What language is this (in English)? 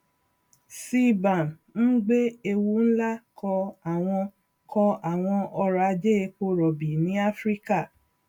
Yoruba